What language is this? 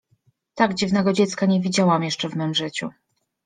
Polish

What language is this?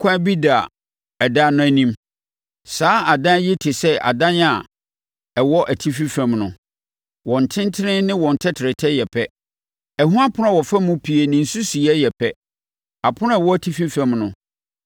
Akan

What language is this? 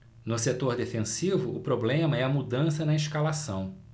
Portuguese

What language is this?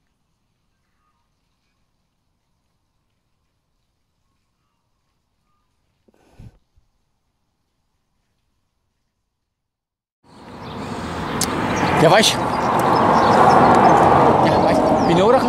German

